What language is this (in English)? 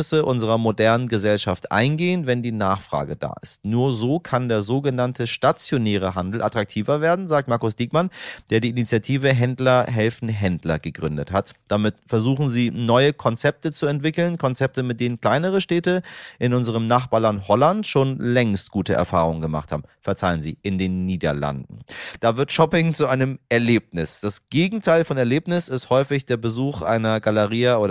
German